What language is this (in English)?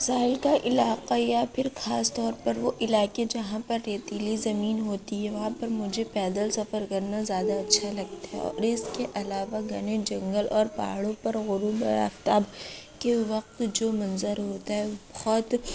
Urdu